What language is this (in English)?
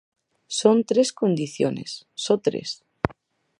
Galician